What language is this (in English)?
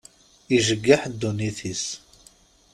Kabyle